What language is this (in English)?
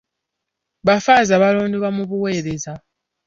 Ganda